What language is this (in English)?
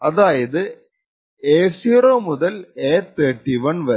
Malayalam